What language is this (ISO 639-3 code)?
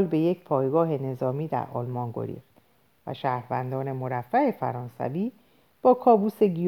fas